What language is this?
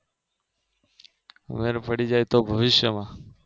Gujarati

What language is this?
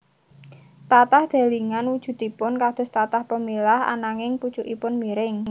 Javanese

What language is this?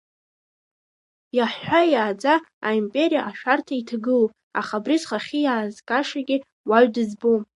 Abkhazian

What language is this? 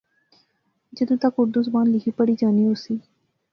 Pahari-Potwari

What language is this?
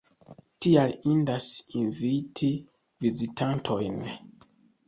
Esperanto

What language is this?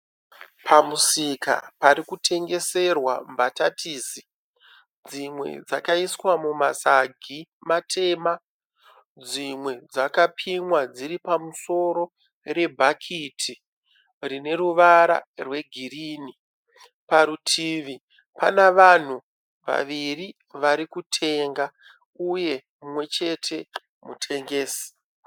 Shona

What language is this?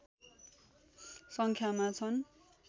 Nepali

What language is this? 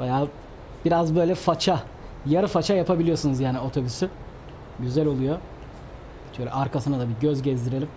Turkish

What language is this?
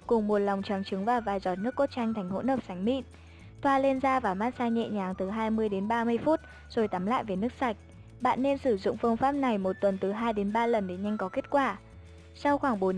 Vietnamese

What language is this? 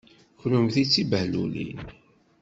Kabyle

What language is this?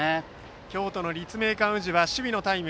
Japanese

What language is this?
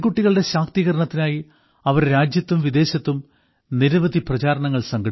Malayalam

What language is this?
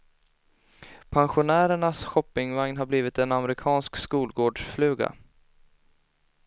Swedish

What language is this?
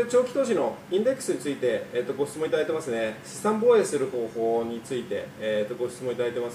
Japanese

